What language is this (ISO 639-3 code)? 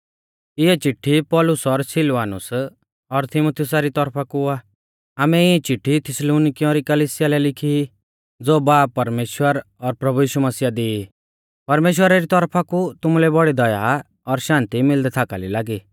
bfz